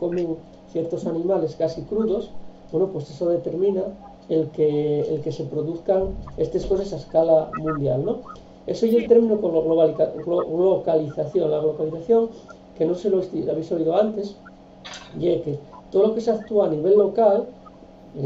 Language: Spanish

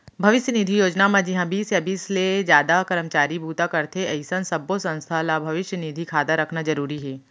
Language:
Chhattisgarhi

